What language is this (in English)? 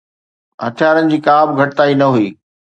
Sindhi